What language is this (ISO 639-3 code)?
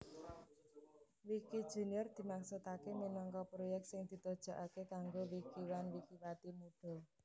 jav